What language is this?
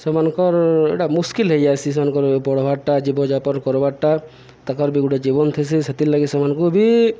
Odia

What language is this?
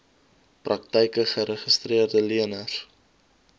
Afrikaans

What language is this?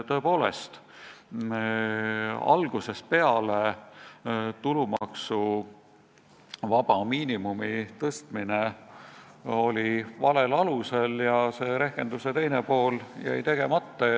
Estonian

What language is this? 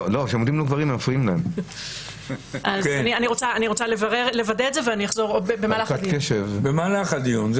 Hebrew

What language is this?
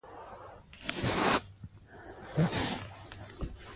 Pashto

